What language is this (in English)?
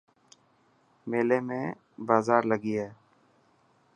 Dhatki